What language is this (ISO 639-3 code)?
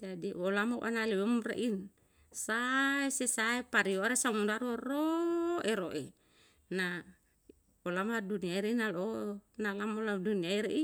jal